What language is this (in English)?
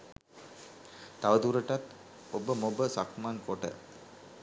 Sinhala